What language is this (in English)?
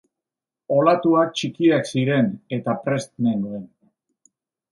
Basque